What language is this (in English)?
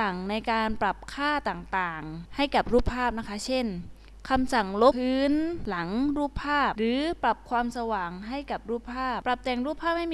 Thai